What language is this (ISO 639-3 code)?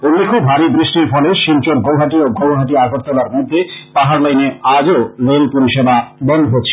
ben